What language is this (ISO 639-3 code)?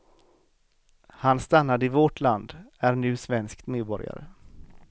swe